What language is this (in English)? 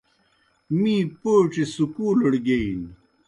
Kohistani Shina